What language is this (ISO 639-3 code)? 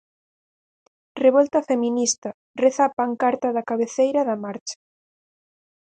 glg